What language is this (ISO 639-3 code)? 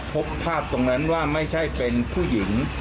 tha